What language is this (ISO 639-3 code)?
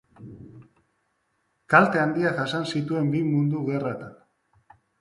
eus